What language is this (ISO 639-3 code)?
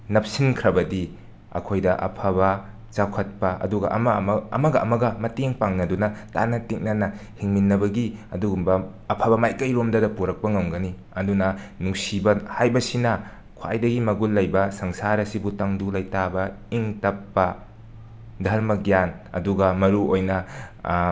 mni